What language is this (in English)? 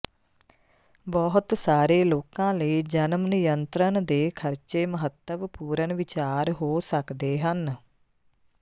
Punjabi